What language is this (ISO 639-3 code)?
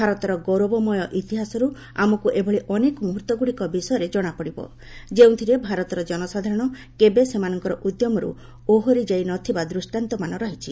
ori